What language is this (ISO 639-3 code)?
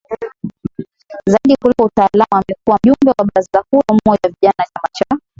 swa